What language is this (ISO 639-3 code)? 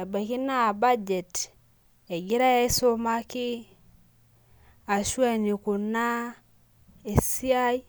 mas